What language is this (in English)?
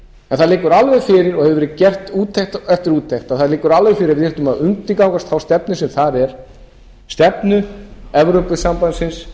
Icelandic